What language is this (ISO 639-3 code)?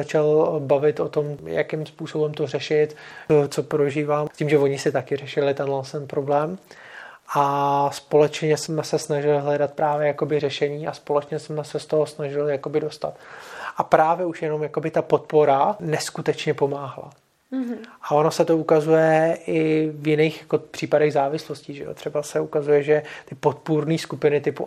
ces